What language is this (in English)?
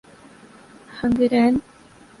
Urdu